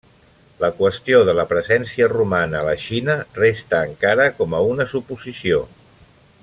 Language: Catalan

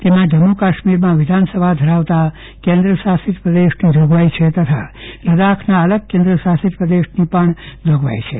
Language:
Gujarati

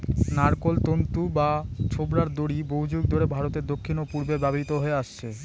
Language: Bangla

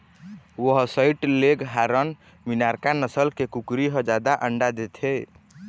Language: Chhattisgarhi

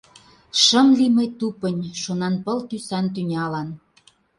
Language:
Mari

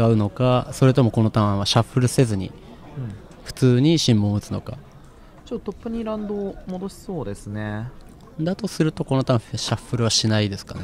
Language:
Japanese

